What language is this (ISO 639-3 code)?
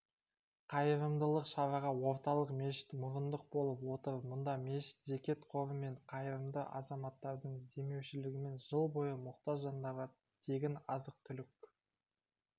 kaz